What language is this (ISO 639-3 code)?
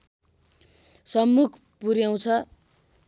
nep